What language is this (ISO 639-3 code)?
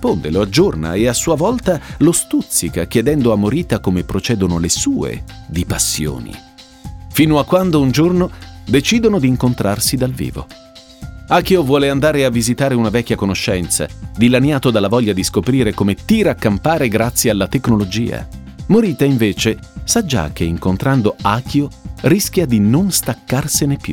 ita